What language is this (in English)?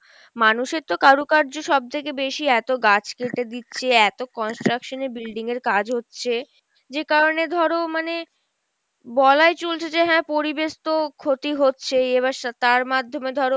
Bangla